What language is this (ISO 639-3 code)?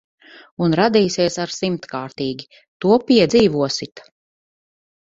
lav